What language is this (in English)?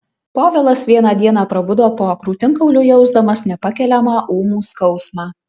Lithuanian